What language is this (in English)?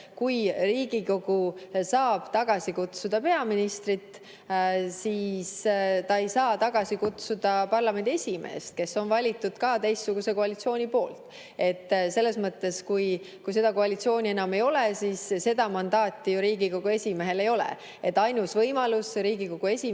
Estonian